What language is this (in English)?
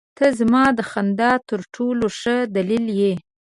Pashto